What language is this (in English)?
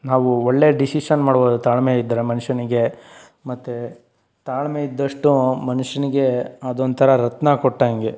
Kannada